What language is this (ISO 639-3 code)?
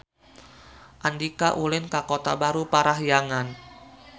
sun